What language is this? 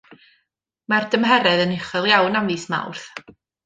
Welsh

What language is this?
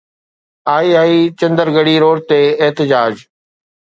Sindhi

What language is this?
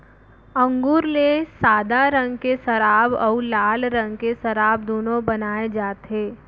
Chhattisgarhi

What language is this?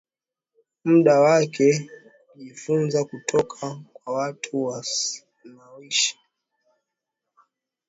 Swahili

